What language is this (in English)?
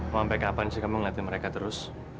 Indonesian